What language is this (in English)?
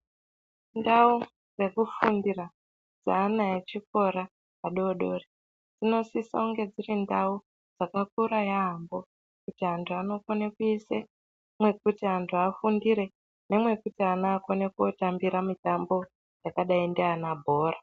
Ndau